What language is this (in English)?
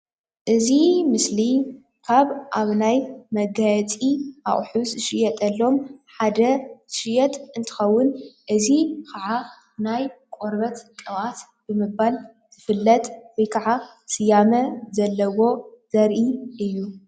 Tigrinya